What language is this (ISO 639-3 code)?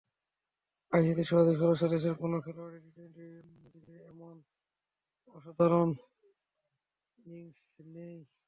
ben